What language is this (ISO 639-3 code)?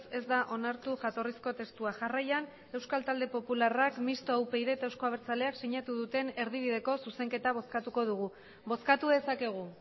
eus